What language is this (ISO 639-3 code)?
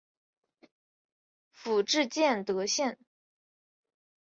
zho